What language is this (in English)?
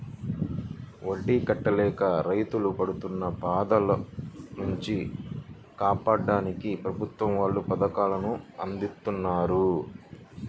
Telugu